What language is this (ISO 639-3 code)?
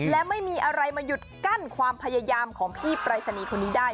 tha